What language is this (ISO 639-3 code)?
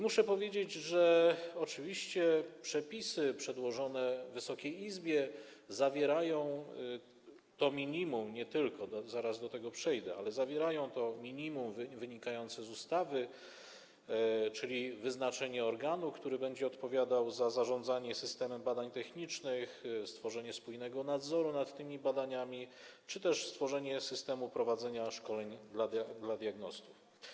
pol